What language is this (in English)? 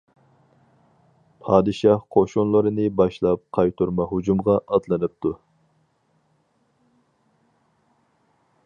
Uyghur